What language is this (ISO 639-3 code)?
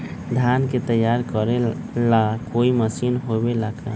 mag